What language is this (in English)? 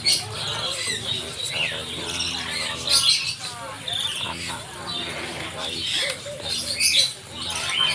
Indonesian